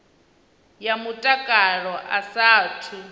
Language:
Venda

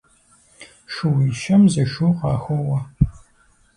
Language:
Kabardian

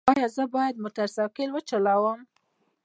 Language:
Pashto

